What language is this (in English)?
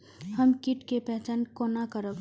Maithili